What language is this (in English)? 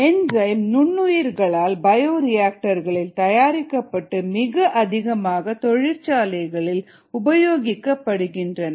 Tamil